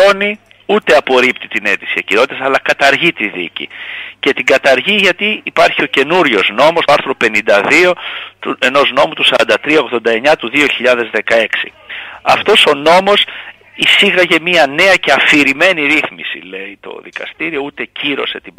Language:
Greek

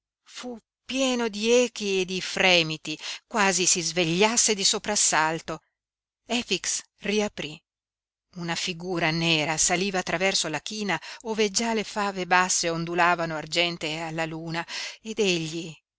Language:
Italian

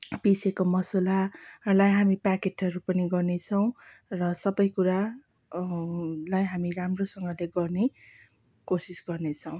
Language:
Nepali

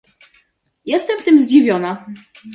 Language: Polish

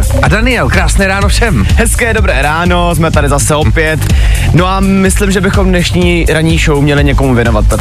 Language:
Czech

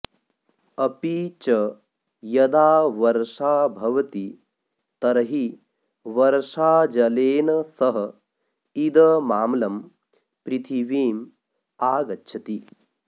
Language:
Sanskrit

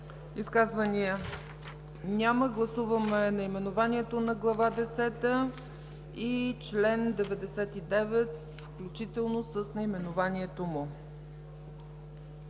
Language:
Bulgarian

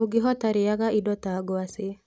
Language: Kikuyu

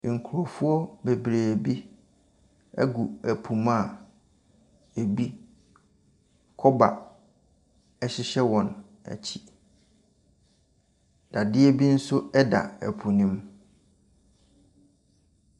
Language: Akan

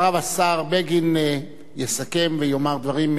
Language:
Hebrew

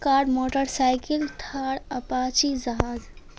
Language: Urdu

